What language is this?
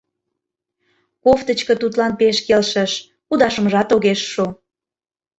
Mari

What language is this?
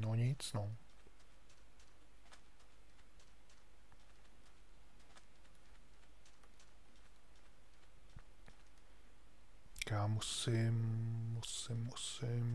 Czech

